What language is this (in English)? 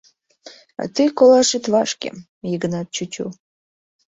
Mari